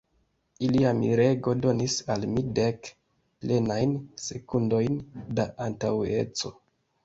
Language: Esperanto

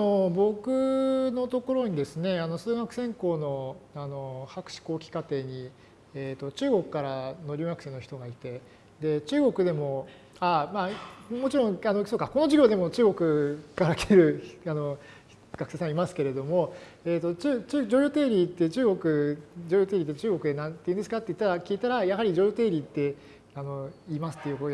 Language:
Japanese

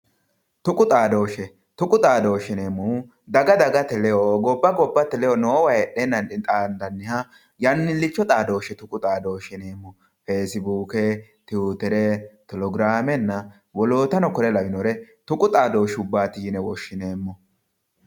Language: Sidamo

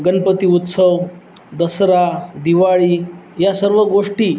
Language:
Marathi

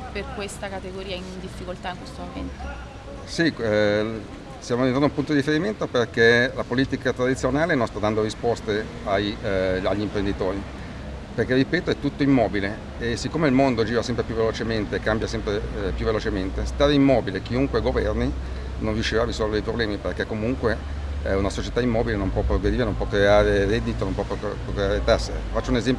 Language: Italian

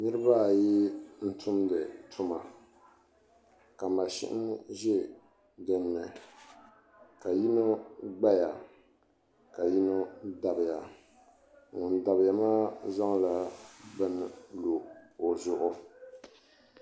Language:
Dagbani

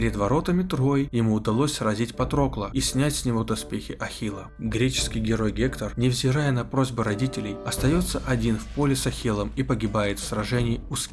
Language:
Russian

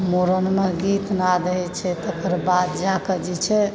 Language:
Maithili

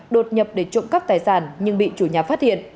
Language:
Vietnamese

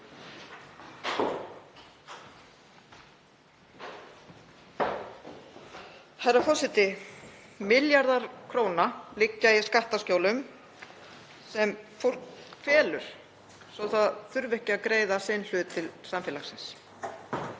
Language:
Icelandic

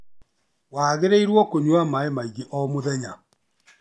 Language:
Kikuyu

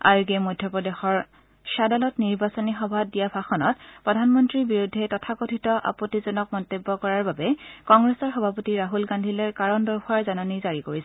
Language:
Assamese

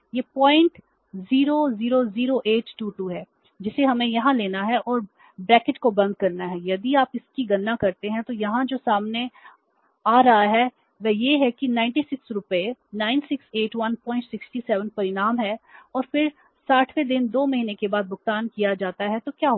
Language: Hindi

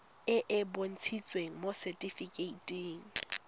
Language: Tswana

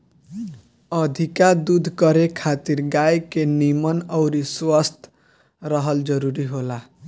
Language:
Bhojpuri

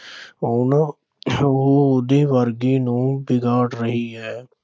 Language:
Punjabi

